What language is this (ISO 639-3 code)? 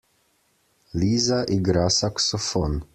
slv